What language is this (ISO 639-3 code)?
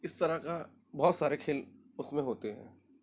urd